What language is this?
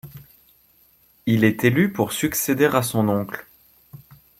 French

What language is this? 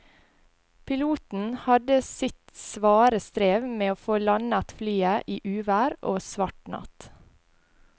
Norwegian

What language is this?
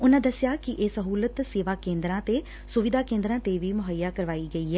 Punjabi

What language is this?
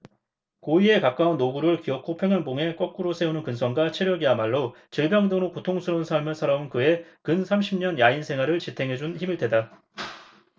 Korean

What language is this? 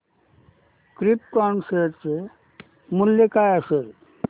Marathi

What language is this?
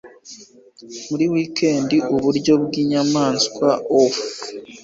Kinyarwanda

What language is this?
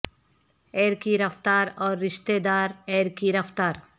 Urdu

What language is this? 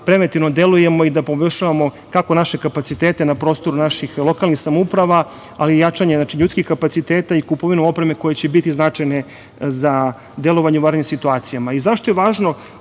Serbian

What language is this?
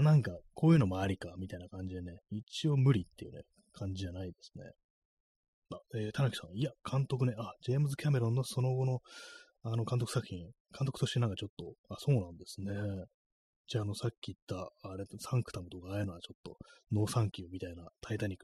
Japanese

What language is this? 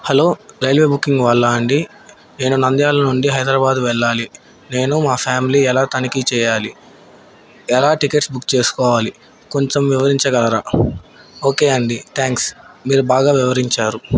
Telugu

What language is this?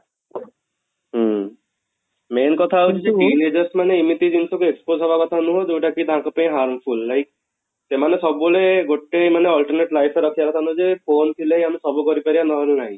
Odia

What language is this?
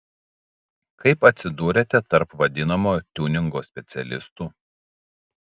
Lithuanian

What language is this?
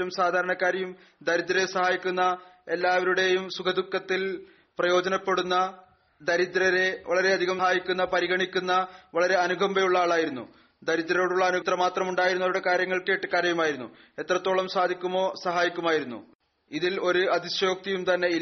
Malayalam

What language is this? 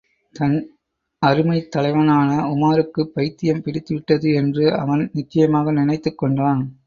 Tamil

